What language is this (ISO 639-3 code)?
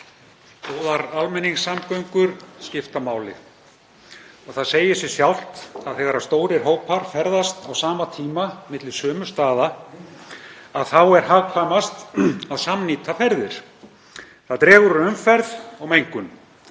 isl